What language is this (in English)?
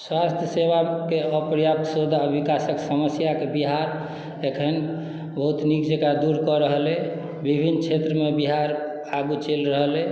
Maithili